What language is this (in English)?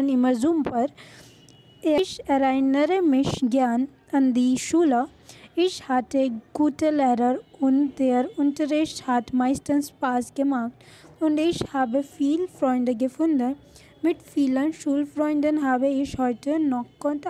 Hindi